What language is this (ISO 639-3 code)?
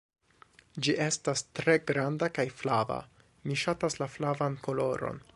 epo